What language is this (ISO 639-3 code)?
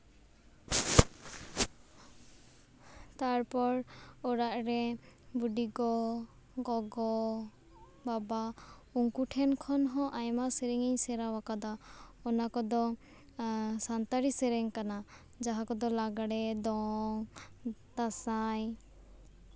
sat